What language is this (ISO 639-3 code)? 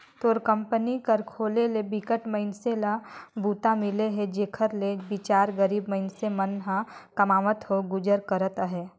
hne